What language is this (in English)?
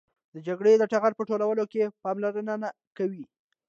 Pashto